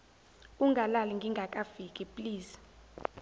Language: Zulu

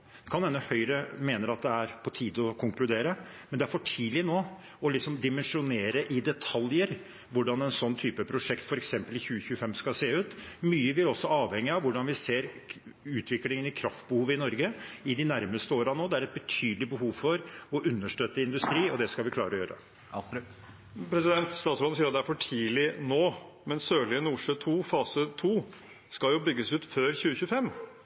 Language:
Norwegian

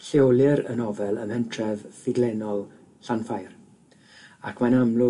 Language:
Welsh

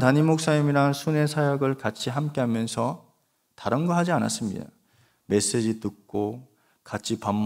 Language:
Korean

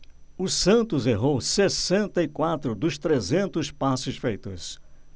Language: Portuguese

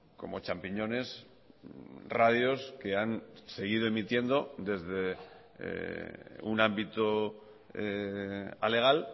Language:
Spanish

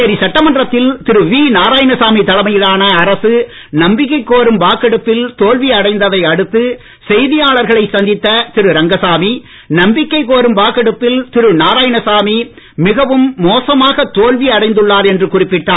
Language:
Tamil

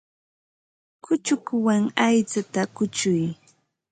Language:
Ambo-Pasco Quechua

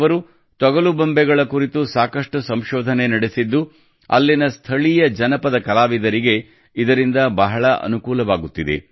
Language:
Kannada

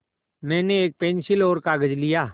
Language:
Hindi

